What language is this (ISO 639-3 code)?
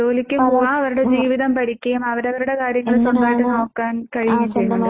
mal